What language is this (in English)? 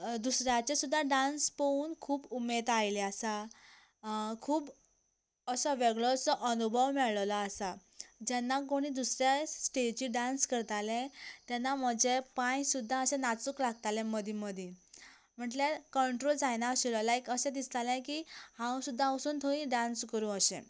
Konkani